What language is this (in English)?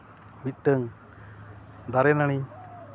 Santali